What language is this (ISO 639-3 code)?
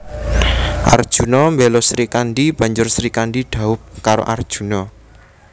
jav